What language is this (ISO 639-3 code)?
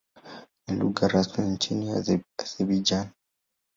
swa